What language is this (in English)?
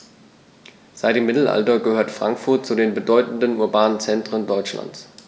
German